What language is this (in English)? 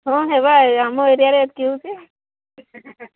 Odia